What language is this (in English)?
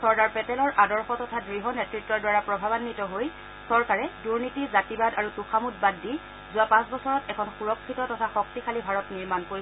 Assamese